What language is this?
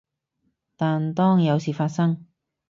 Cantonese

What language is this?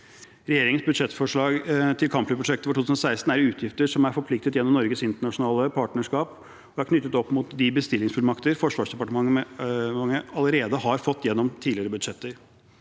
Norwegian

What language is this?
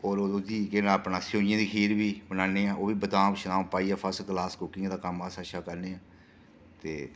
Dogri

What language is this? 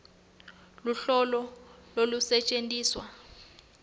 Swati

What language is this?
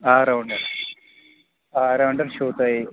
Kashmiri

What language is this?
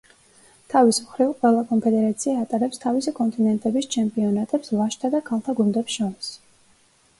Georgian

